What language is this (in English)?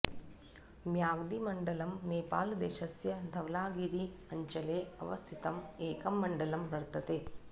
Sanskrit